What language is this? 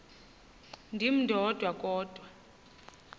Xhosa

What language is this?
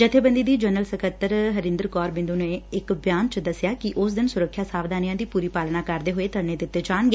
Punjabi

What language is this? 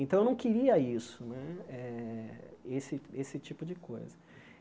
Portuguese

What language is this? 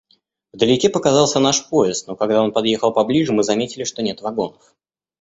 Russian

